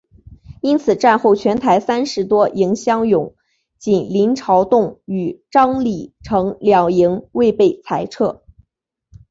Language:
Chinese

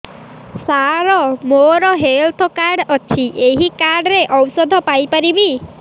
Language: Odia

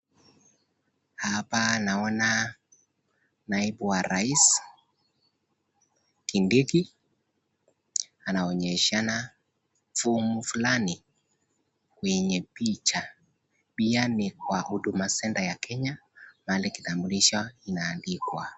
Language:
Swahili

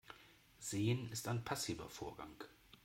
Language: German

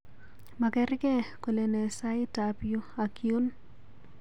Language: Kalenjin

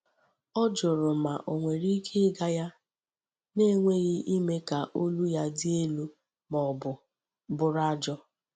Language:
Igbo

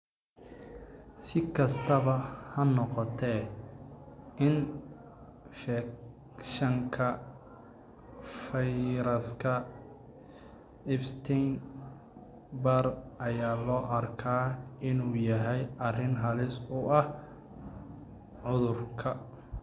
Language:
Somali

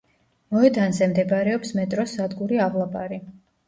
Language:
Georgian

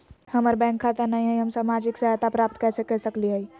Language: Magahi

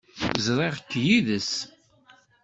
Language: Kabyle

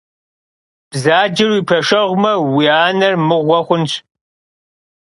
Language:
Kabardian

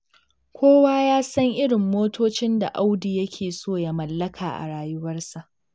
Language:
Hausa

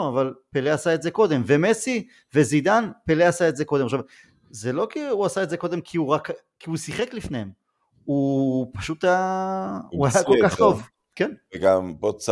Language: Hebrew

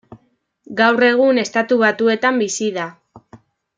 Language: Basque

